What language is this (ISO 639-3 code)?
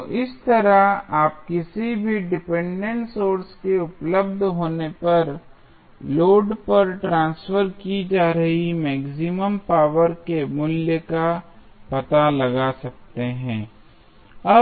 hin